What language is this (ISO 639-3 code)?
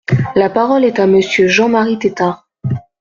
fra